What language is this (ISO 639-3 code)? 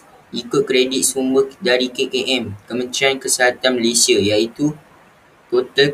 msa